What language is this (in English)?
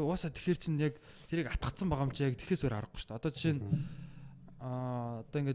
Korean